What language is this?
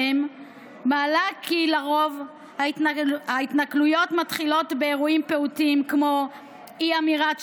Hebrew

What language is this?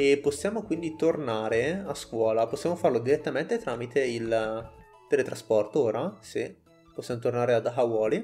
Italian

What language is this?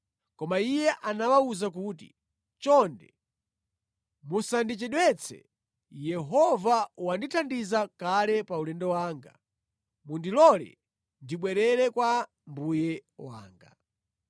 Nyanja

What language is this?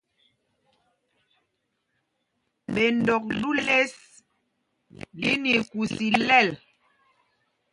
Mpumpong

